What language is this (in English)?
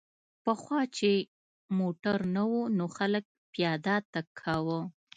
Pashto